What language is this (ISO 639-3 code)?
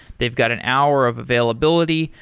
eng